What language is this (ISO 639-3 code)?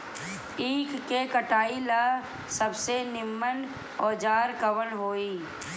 bho